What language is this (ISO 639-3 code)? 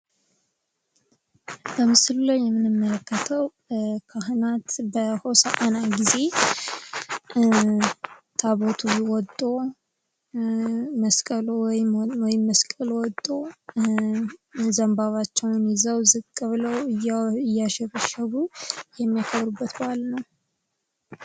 amh